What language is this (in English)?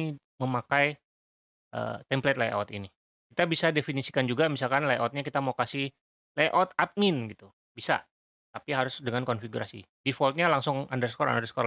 Indonesian